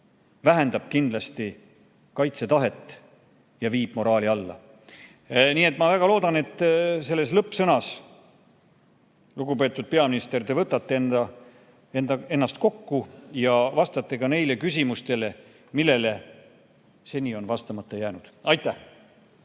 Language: Estonian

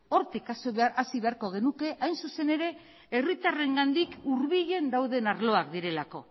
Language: Basque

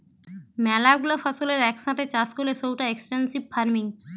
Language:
Bangla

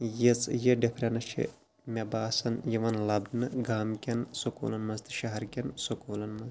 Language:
Kashmiri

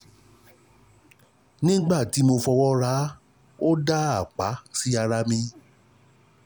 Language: Yoruba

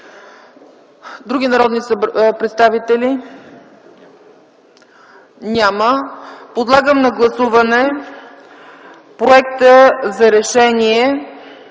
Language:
Bulgarian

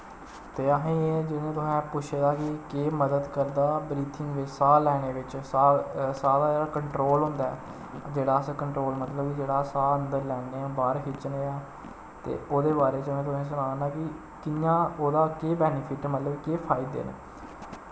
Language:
Dogri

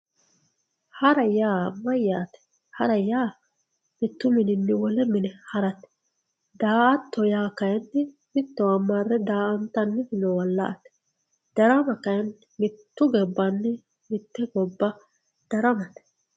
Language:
Sidamo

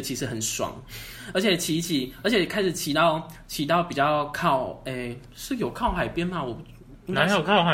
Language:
Chinese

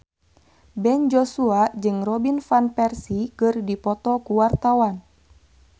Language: Sundanese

